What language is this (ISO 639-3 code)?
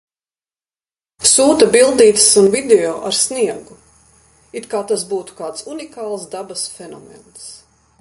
lav